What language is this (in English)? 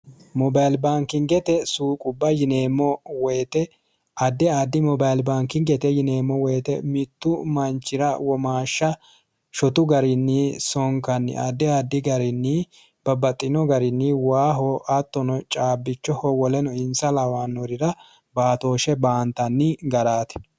Sidamo